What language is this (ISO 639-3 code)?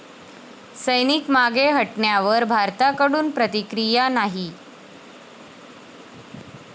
mar